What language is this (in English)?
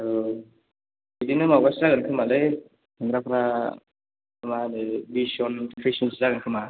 Bodo